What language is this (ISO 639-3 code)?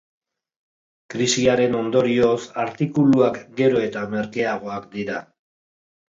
eus